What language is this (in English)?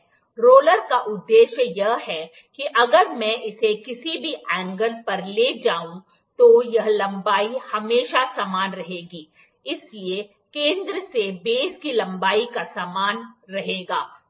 Hindi